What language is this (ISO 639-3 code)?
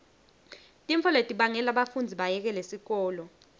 ssw